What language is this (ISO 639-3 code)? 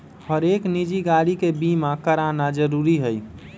mag